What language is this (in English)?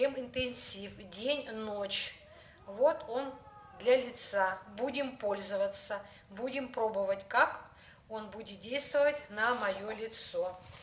Russian